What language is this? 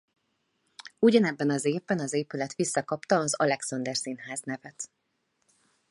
Hungarian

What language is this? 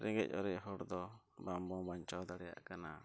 Santali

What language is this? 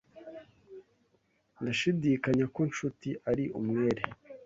Kinyarwanda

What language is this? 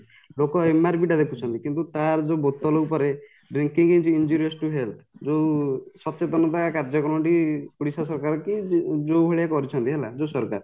Odia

